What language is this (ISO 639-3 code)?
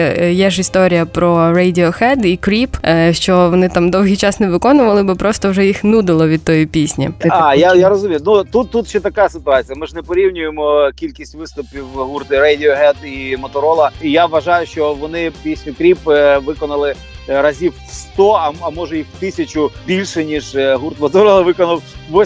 ukr